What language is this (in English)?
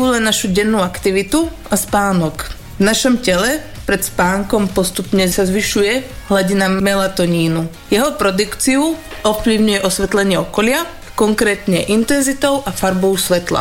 Slovak